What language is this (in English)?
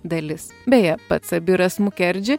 Lithuanian